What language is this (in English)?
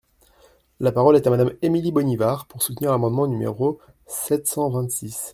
French